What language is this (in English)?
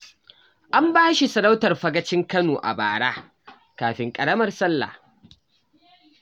Hausa